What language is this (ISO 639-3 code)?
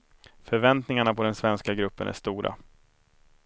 swe